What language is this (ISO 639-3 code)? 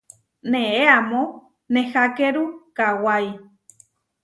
var